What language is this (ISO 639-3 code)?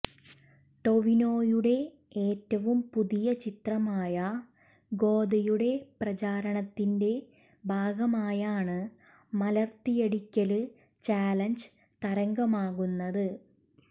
mal